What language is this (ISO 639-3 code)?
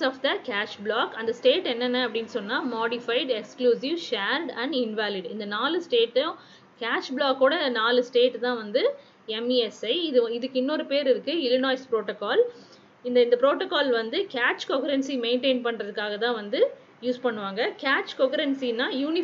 tam